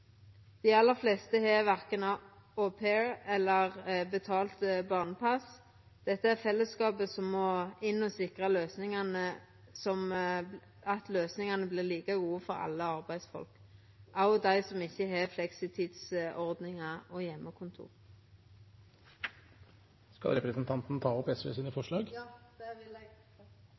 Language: Norwegian Nynorsk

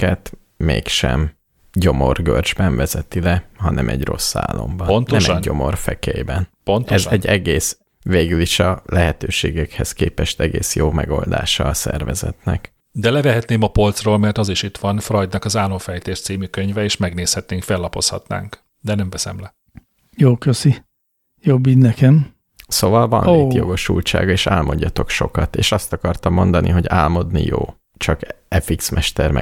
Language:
Hungarian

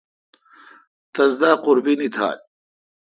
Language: Kalkoti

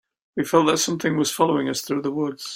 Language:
English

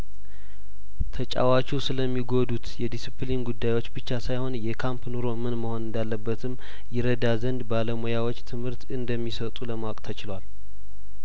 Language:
Amharic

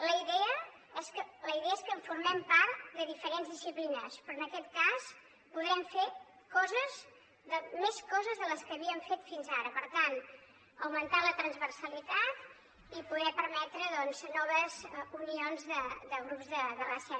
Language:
Catalan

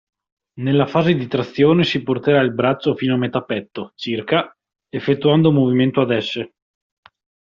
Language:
Italian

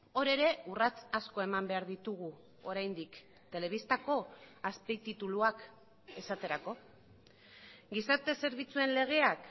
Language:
Basque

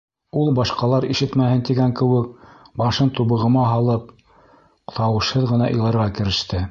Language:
Bashkir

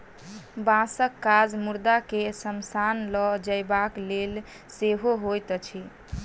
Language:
Maithili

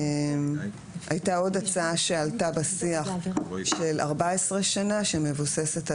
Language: Hebrew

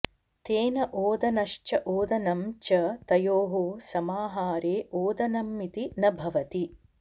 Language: Sanskrit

